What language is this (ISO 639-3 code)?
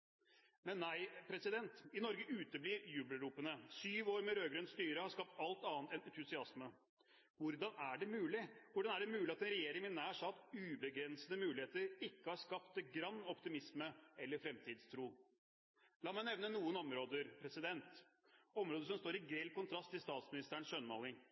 nob